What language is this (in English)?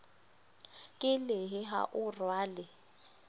Southern Sotho